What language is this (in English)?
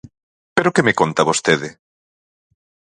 Galician